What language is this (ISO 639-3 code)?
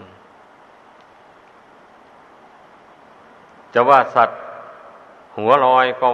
tha